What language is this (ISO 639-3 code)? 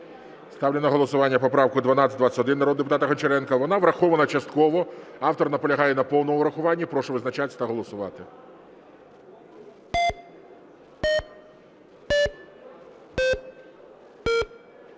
ukr